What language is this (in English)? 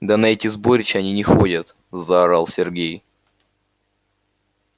Russian